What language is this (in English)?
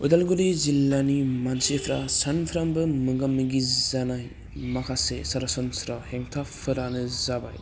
Bodo